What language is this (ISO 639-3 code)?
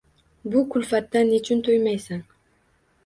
uzb